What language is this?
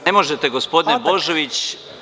Serbian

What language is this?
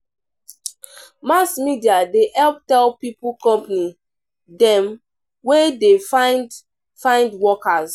Nigerian Pidgin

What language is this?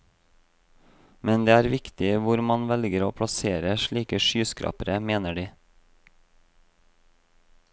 Norwegian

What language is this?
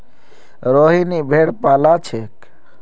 Magahi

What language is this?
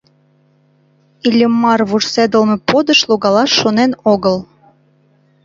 Mari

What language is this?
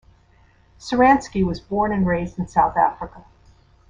English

